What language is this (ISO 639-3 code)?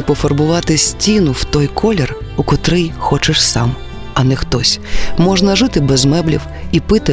ukr